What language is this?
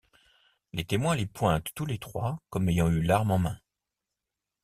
French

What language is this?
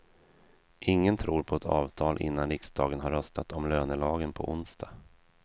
Swedish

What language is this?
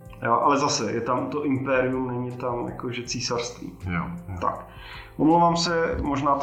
Czech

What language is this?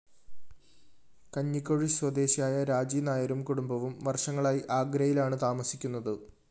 Malayalam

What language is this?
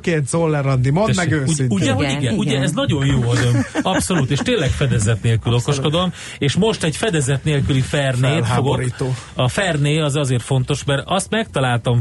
Hungarian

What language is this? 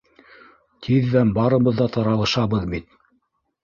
Bashkir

